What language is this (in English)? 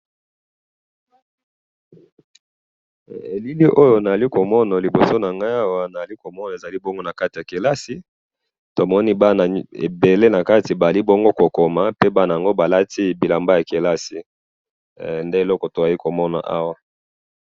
Lingala